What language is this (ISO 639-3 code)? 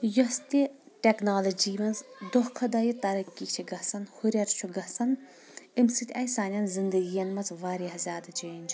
kas